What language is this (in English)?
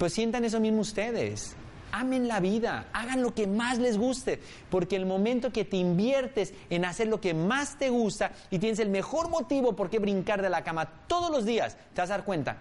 Spanish